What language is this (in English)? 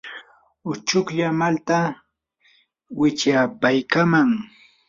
Yanahuanca Pasco Quechua